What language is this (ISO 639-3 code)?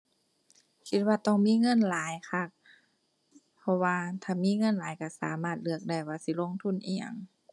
tha